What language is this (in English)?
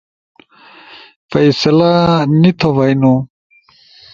Ushojo